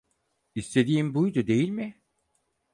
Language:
Turkish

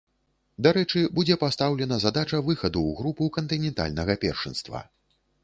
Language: Belarusian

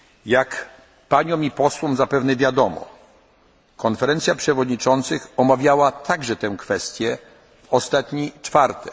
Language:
Polish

